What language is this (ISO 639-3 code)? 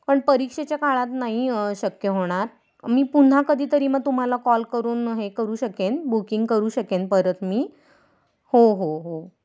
mar